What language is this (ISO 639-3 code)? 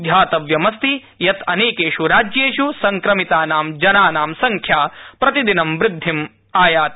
san